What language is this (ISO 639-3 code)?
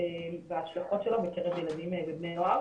heb